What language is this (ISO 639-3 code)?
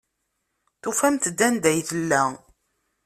kab